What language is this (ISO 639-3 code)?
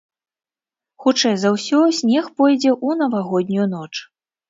bel